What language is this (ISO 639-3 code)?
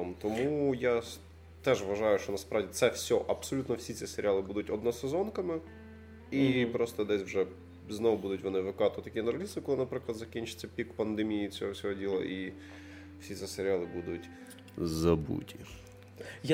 ukr